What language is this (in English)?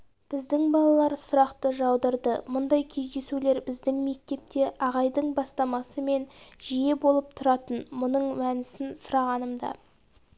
Kazakh